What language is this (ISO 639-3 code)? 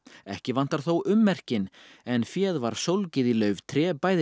isl